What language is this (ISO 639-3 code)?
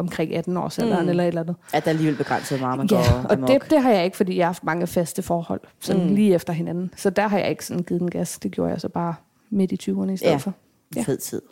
dan